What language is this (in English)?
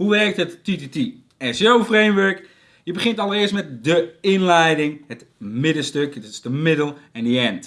Dutch